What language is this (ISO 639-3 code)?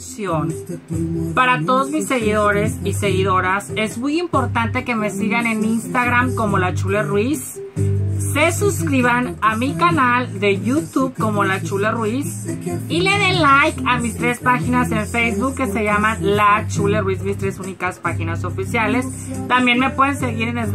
spa